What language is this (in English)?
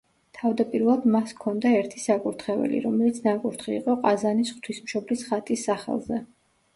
Georgian